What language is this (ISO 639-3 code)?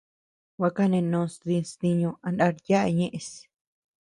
cux